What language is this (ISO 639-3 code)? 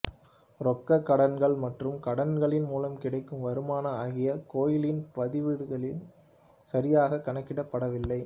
tam